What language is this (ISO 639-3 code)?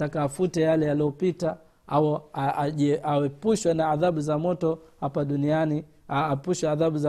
swa